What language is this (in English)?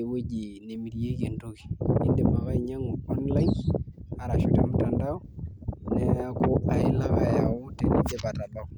Masai